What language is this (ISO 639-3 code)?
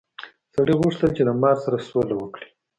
pus